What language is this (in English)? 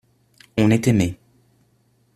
French